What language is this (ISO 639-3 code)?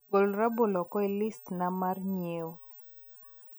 luo